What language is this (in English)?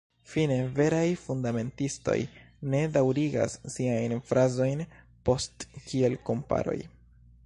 Esperanto